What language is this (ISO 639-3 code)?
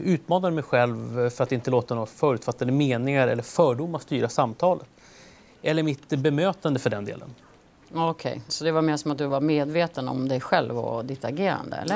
swe